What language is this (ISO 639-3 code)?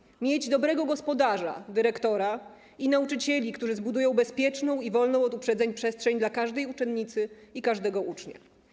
pol